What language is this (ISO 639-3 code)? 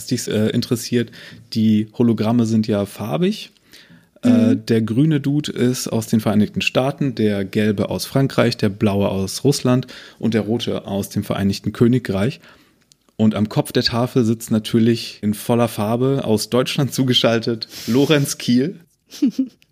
deu